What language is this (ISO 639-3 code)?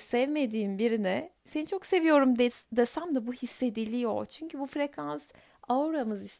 tur